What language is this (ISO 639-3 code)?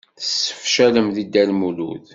kab